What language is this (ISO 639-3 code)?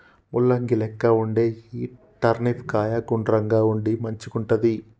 tel